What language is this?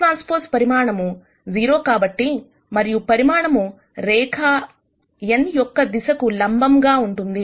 Telugu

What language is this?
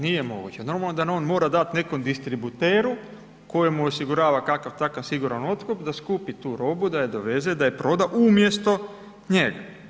Croatian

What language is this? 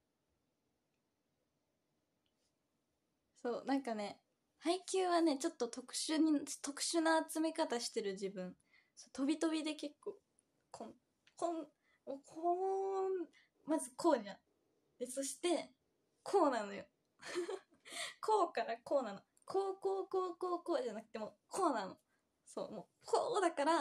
Japanese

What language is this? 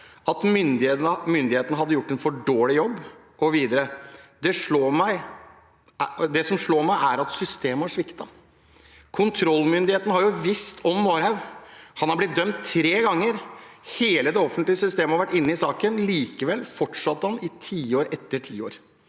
Norwegian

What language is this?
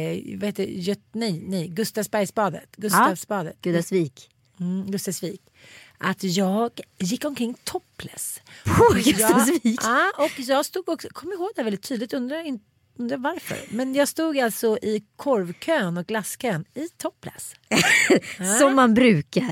Swedish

